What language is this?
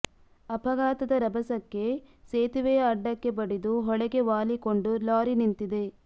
Kannada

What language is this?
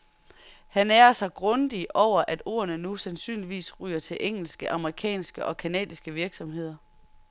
Danish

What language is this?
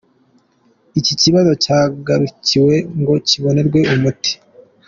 Kinyarwanda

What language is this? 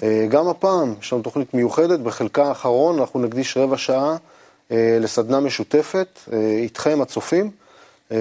Hebrew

